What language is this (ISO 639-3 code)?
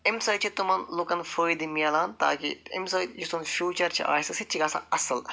kas